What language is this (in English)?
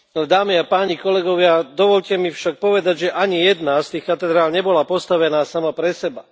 Slovak